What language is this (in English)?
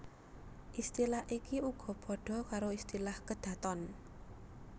Javanese